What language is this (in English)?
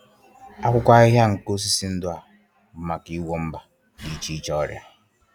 Igbo